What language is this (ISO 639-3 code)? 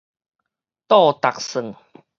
nan